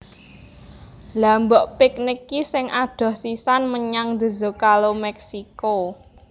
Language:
Javanese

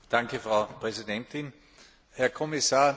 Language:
German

